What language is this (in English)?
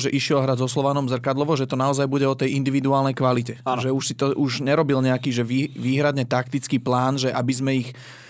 Slovak